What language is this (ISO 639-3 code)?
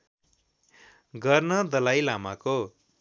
nep